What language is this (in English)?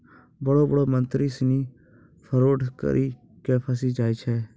Maithili